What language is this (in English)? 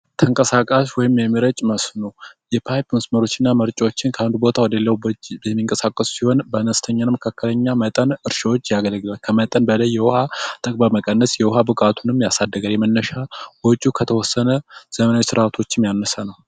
Amharic